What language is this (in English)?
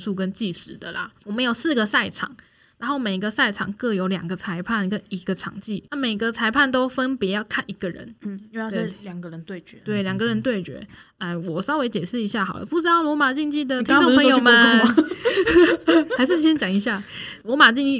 Chinese